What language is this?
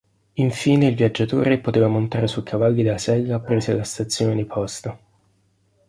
Italian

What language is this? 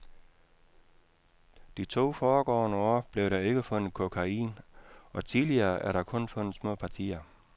Danish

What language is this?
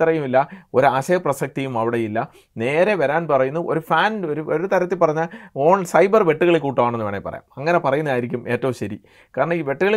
Malayalam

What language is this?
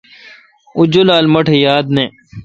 Kalkoti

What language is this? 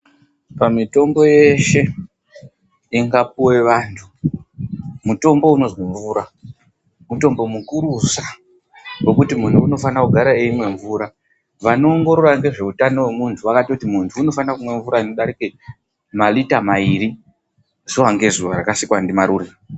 Ndau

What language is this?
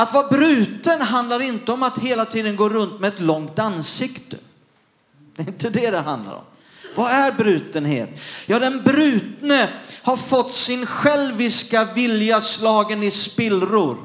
Swedish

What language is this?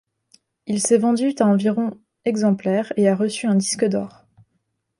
French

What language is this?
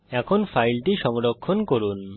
Bangla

